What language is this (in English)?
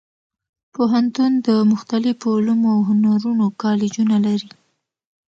Pashto